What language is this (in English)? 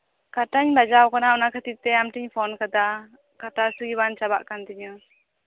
Santali